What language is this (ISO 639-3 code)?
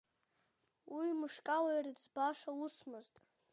abk